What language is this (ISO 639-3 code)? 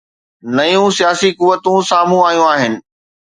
snd